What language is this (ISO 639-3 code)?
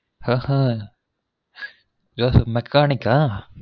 tam